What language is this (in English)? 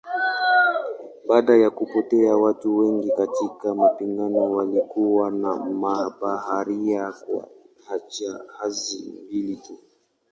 Swahili